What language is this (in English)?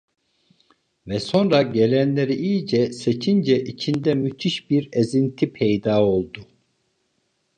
Turkish